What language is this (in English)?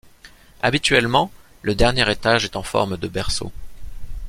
French